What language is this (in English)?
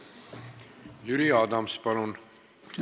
Estonian